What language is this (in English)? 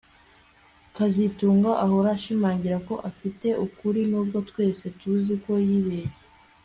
Kinyarwanda